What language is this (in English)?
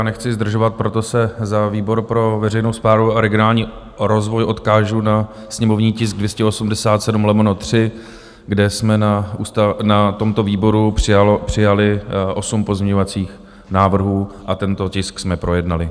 Czech